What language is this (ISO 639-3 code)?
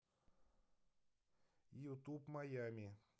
rus